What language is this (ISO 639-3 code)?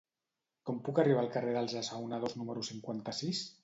cat